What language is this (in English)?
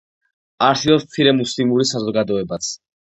Georgian